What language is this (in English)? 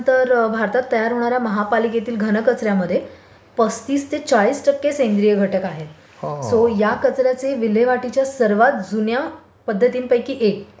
Marathi